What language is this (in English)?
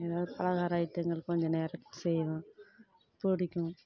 Tamil